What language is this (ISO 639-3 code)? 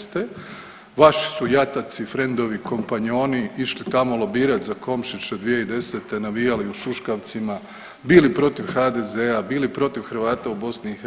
hrv